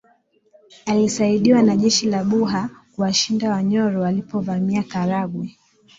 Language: Swahili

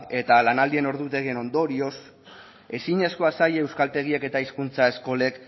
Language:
Basque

